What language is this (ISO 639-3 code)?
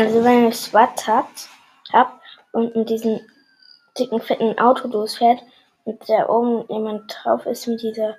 deu